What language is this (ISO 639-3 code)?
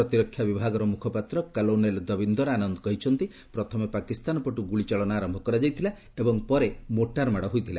ori